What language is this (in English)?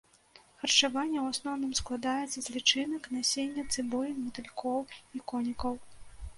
Belarusian